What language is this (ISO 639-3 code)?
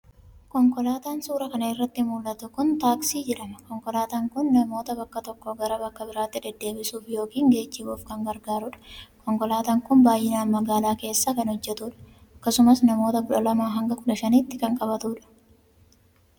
orm